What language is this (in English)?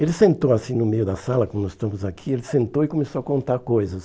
Portuguese